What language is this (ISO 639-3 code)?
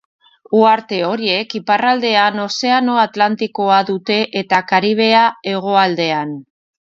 eus